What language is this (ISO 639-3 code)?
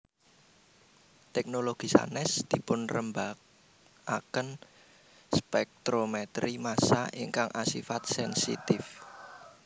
jav